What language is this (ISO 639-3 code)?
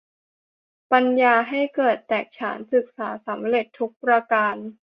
tha